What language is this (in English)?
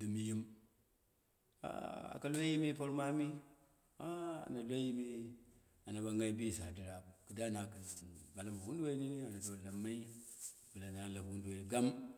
Dera (Nigeria)